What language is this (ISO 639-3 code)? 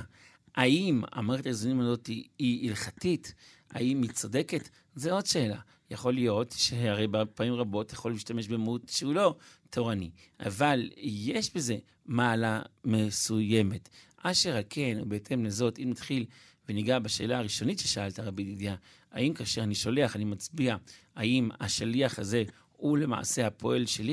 heb